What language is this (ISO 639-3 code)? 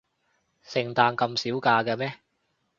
yue